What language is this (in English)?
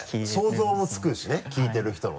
Japanese